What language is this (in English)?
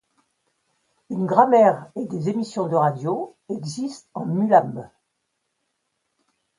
French